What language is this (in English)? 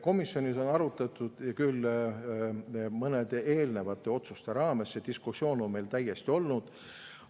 Estonian